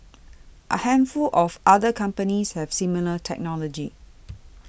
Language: English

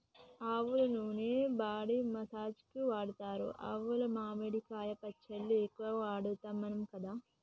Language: Telugu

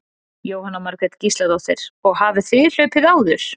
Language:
Icelandic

